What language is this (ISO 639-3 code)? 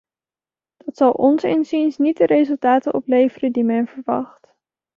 nld